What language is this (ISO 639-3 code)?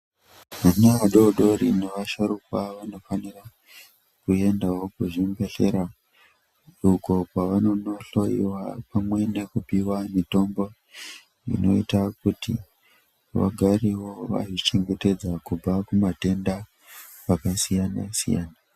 ndc